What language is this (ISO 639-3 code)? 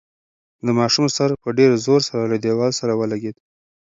pus